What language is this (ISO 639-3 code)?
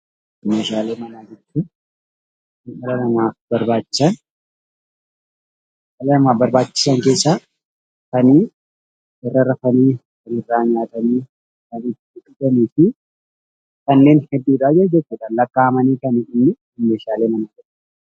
orm